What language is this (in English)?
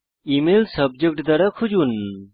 Bangla